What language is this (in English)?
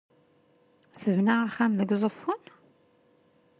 Kabyle